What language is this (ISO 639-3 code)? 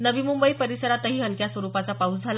mar